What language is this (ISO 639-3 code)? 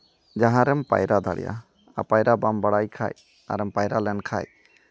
sat